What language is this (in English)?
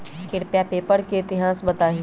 Magahi